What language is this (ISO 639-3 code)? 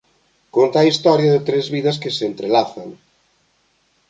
glg